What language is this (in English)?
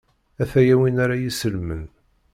Kabyle